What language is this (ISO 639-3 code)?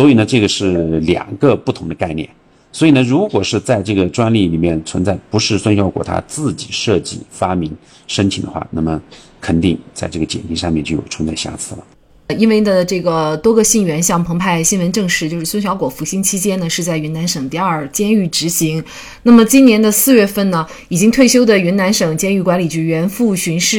zho